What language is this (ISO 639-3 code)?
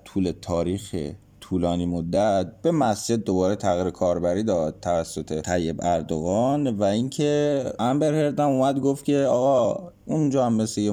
fas